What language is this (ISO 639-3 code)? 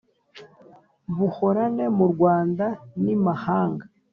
kin